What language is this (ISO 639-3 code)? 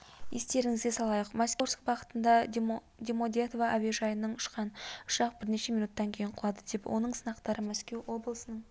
kaz